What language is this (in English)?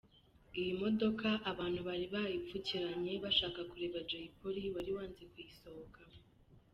Kinyarwanda